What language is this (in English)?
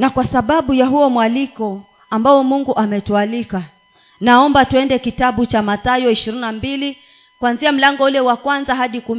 Swahili